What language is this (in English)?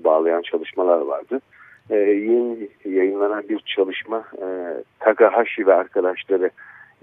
Turkish